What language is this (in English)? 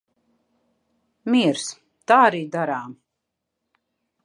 Latvian